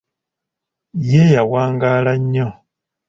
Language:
Ganda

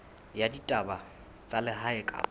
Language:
Southern Sotho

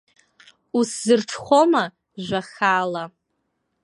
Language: Abkhazian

